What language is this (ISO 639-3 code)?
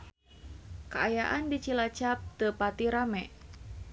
sun